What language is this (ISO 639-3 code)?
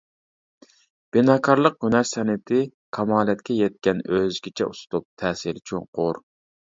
uig